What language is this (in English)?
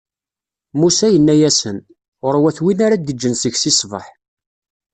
Kabyle